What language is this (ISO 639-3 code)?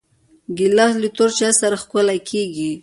pus